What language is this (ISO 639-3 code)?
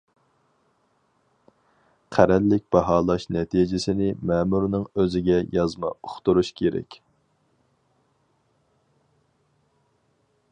uig